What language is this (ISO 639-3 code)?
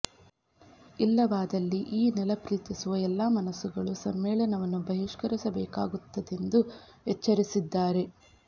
kan